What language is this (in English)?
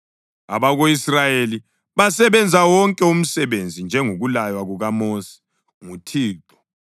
North Ndebele